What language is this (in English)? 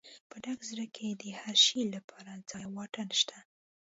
Pashto